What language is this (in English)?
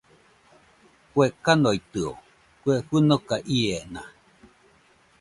Nüpode Huitoto